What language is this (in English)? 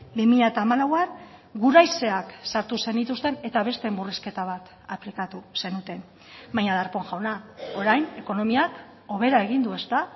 Basque